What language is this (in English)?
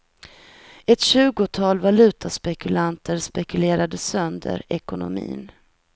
Swedish